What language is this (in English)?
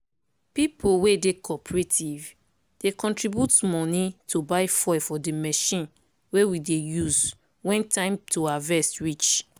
Nigerian Pidgin